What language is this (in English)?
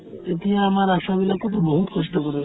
Assamese